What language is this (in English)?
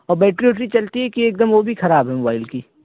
Urdu